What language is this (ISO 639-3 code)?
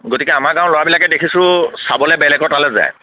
asm